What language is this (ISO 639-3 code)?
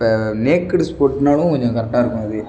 tam